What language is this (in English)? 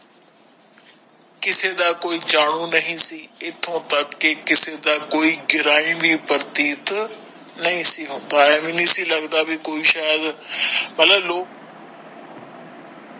Punjabi